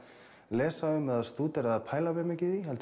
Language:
Icelandic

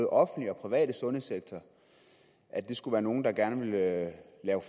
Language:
Danish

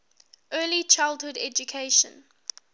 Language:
English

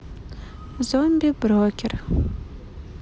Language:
Russian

